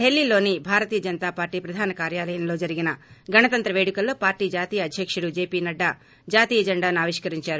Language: Telugu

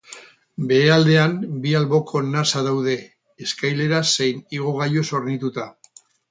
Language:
Basque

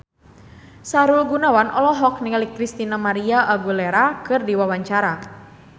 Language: Sundanese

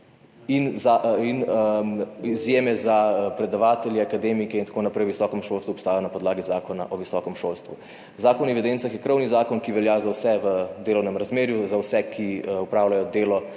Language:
Slovenian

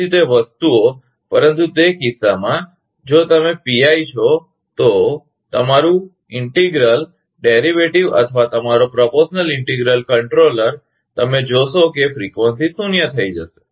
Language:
Gujarati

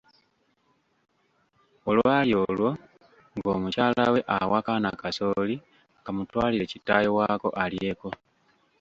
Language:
Ganda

